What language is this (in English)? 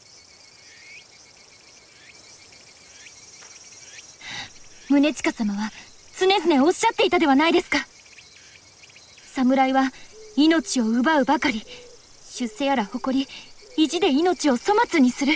Japanese